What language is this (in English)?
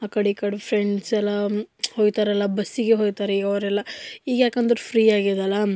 Kannada